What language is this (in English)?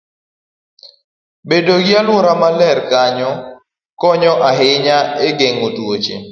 Luo (Kenya and Tanzania)